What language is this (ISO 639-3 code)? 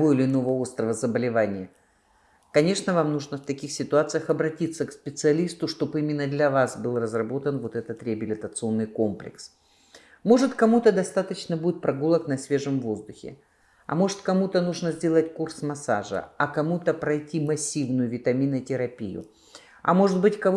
rus